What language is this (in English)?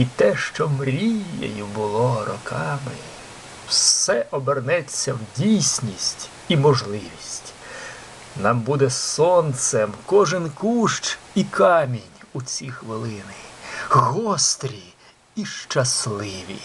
Ukrainian